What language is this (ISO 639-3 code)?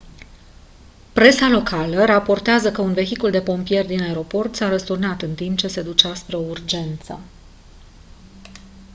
ron